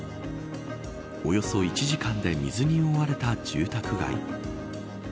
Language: Japanese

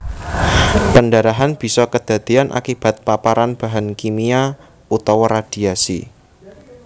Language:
Javanese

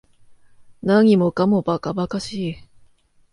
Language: Japanese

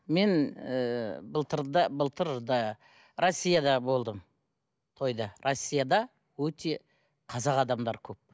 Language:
Kazakh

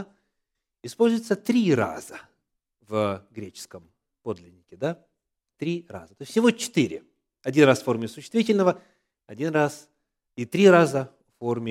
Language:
Russian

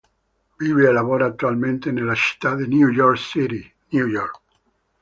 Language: Italian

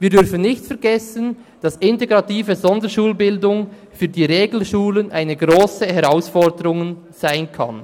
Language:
Swiss German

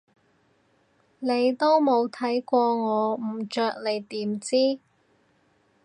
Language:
Cantonese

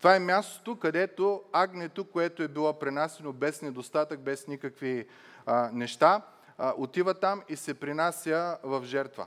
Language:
Bulgarian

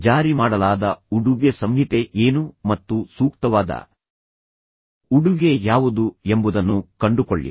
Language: Kannada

